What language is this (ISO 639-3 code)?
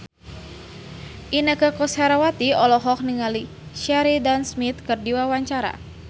sun